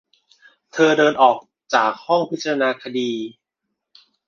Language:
Thai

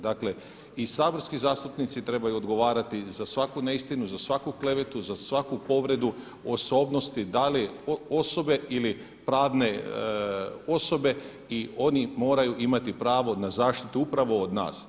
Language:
Croatian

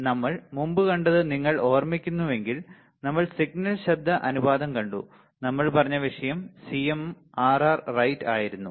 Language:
Malayalam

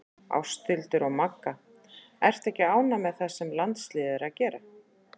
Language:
Icelandic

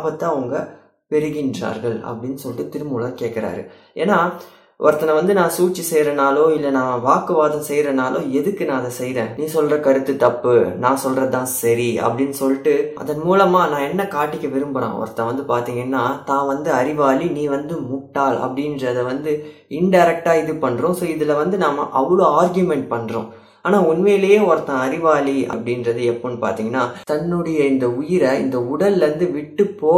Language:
Tamil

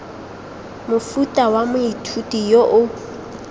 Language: Tswana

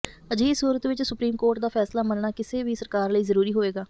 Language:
Punjabi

